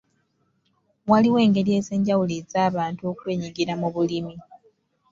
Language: Ganda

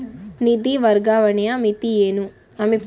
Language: Kannada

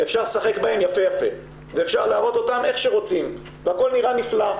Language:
Hebrew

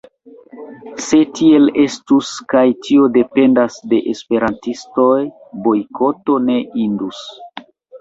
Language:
Esperanto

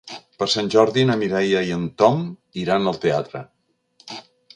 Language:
Catalan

